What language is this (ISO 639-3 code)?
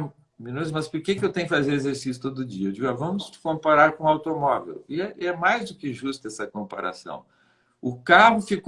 por